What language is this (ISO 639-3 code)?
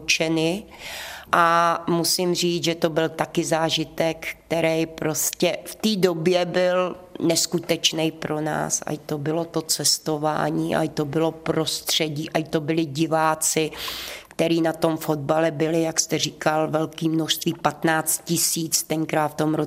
ces